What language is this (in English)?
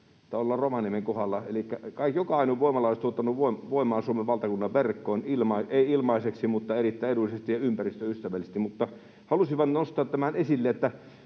Finnish